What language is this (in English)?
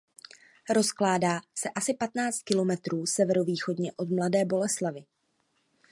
Czech